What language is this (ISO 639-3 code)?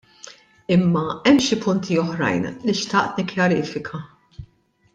mlt